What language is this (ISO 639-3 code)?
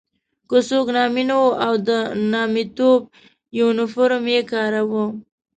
pus